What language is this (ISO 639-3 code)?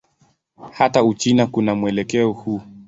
swa